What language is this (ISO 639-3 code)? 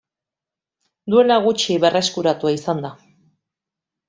eus